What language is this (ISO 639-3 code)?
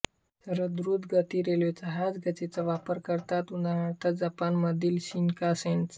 mar